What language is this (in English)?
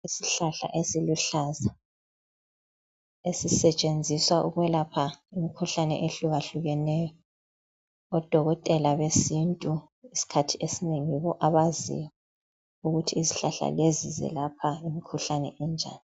North Ndebele